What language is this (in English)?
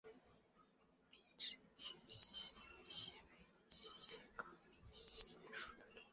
Chinese